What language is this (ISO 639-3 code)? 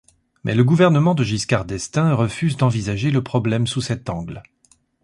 fra